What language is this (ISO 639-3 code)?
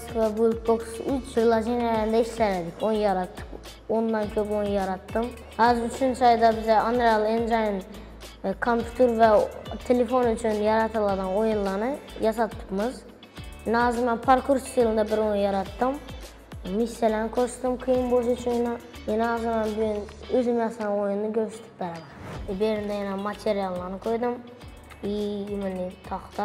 tur